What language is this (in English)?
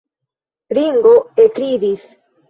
Esperanto